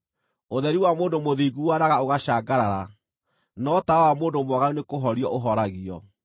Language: Kikuyu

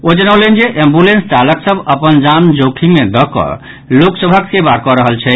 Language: Maithili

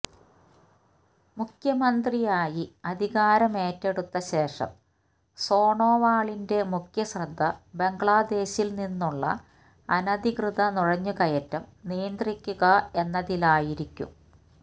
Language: Malayalam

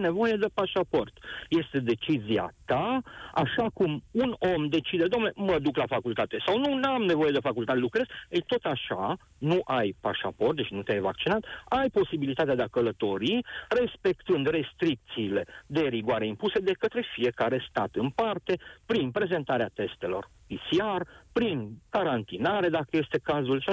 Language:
Romanian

